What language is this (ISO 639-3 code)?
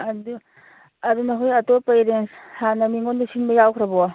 mni